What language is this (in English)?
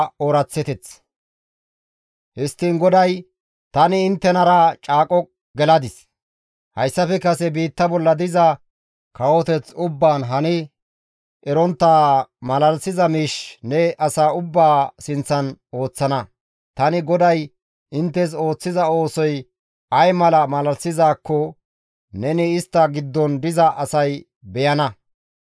Gamo